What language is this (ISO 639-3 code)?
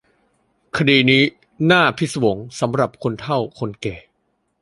tha